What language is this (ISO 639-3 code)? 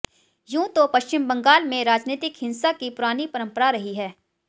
hin